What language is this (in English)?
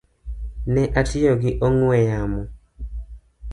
Luo (Kenya and Tanzania)